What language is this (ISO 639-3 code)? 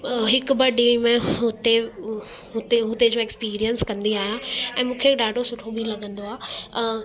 snd